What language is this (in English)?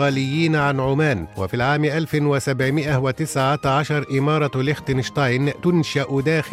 Arabic